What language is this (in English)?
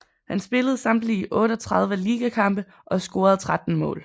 Danish